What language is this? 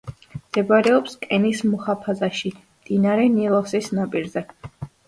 Georgian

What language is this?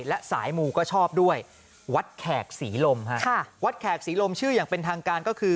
Thai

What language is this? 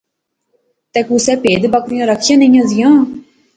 Pahari-Potwari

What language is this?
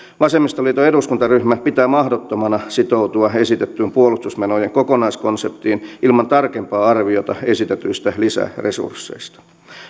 Finnish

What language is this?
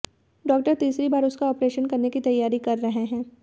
Hindi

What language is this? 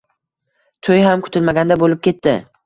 Uzbek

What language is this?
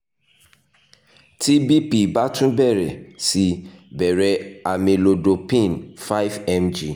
Yoruba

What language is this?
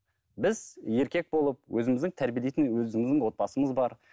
Kazakh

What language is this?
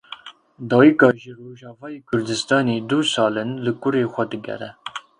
Kurdish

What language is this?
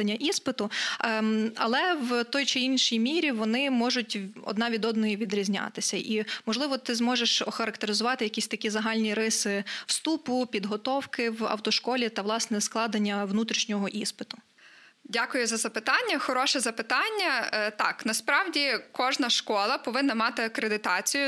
Ukrainian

